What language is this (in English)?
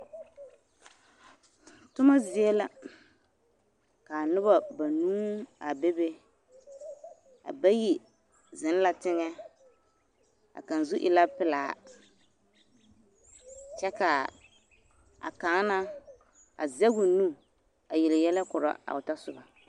Southern Dagaare